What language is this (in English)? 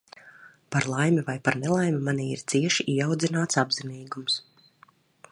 Latvian